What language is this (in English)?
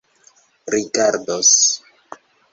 Esperanto